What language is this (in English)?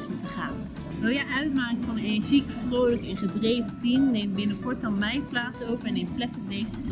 Dutch